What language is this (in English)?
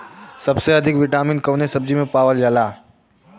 Bhojpuri